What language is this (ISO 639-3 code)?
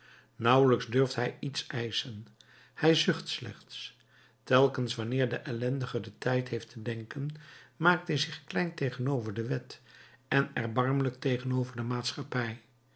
nld